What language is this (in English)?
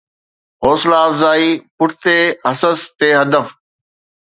Sindhi